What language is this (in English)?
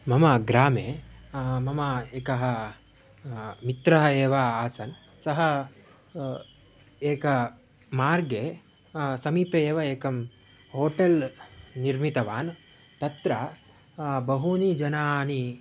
Sanskrit